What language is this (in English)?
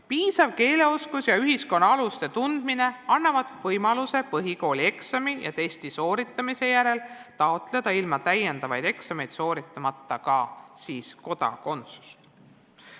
Estonian